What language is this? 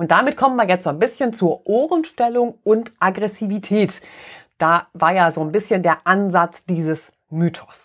German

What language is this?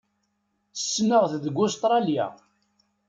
Kabyle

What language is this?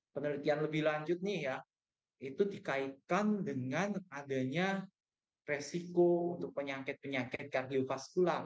Indonesian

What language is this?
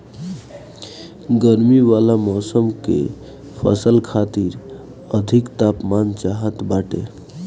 Bhojpuri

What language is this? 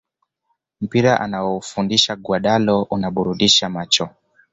Swahili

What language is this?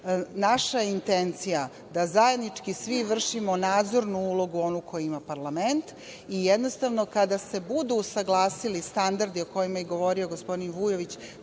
Serbian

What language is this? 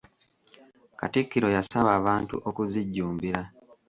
Ganda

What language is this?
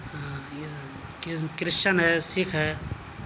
Urdu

